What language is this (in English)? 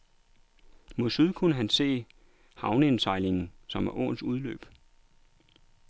Danish